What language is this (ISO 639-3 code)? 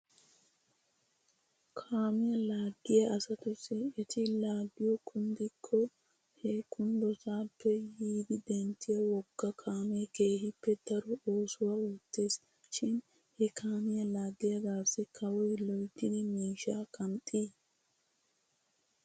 wal